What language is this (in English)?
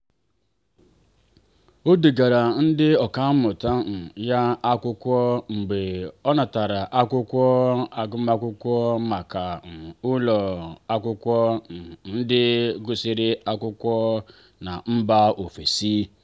Igbo